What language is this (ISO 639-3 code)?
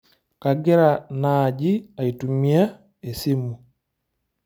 mas